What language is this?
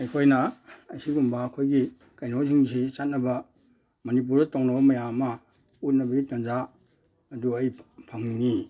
Manipuri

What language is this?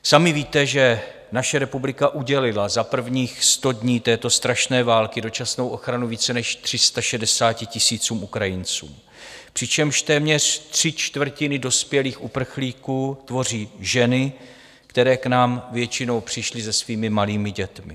Czech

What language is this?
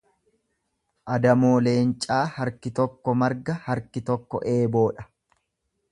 Oromo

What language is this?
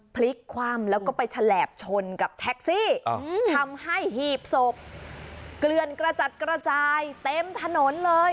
Thai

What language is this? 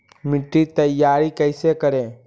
Magahi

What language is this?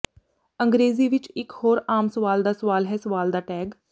Punjabi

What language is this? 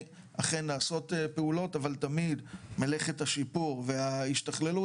Hebrew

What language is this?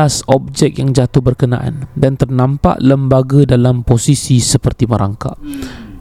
Malay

